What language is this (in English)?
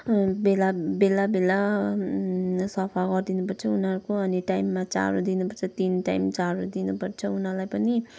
Nepali